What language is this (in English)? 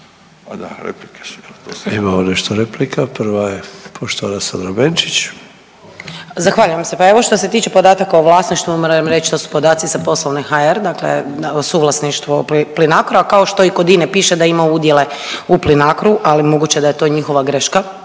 Croatian